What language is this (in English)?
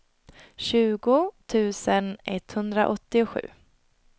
Swedish